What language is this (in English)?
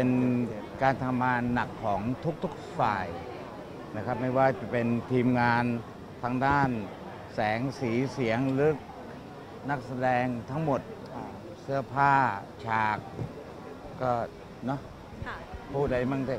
Thai